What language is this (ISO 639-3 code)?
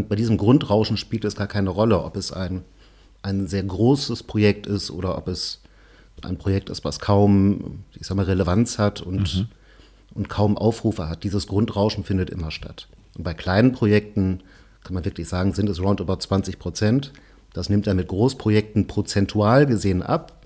deu